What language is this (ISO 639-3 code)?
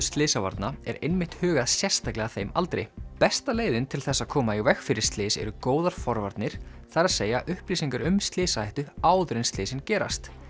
isl